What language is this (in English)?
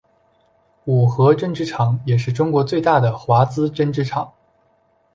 Chinese